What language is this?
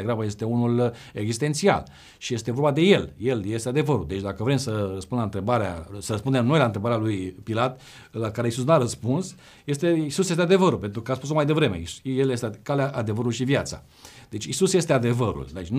Romanian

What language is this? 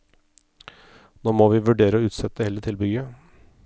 Norwegian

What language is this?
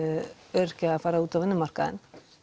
Icelandic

